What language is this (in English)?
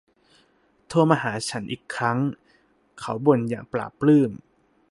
Thai